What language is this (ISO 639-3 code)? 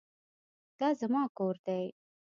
pus